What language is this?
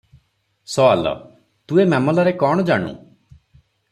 Odia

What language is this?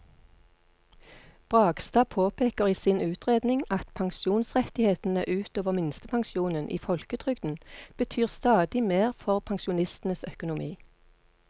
Norwegian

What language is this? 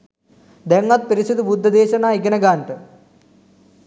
Sinhala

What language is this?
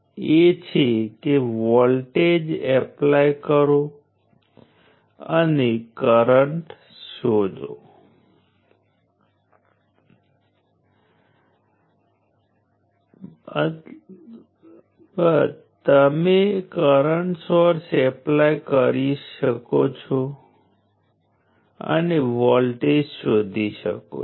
Gujarati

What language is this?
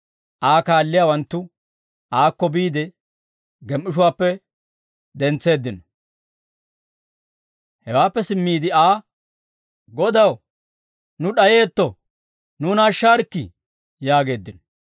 Dawro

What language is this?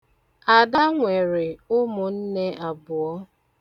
Igbo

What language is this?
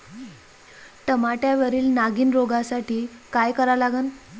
Marathi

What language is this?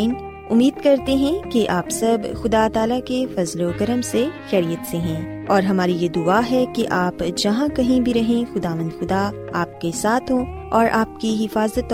Urdu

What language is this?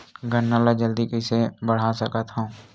Chhattisgarhi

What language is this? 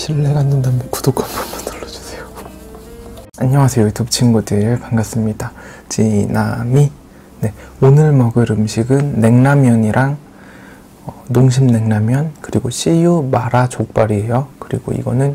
Korean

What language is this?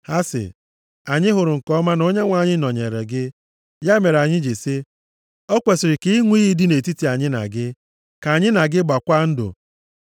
Igbo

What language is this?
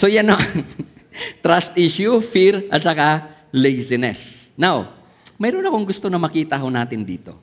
Filipino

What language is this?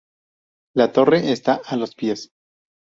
Spanish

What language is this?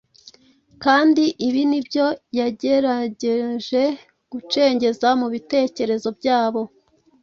Kinyarwanda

